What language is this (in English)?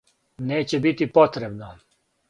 Serbian